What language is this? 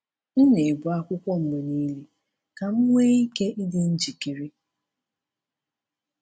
Igbo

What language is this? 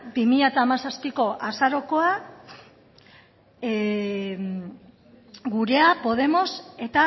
Basque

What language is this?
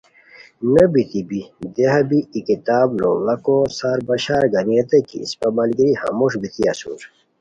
Khowar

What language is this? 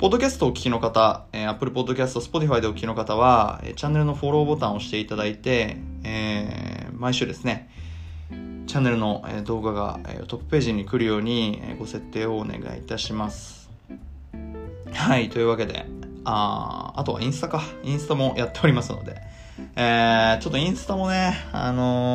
Japanese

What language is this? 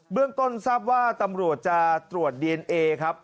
Thai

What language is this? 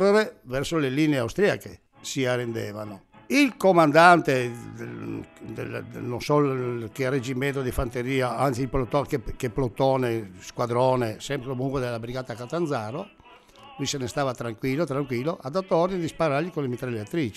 Italian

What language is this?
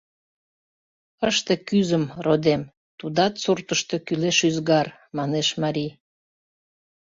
Mari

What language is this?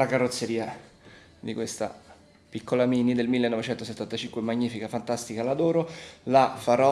Italian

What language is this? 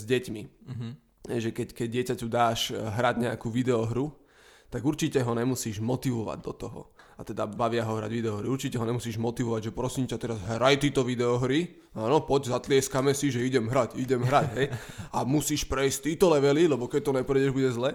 Slovak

